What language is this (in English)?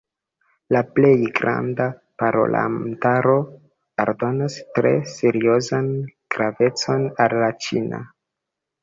Esperanto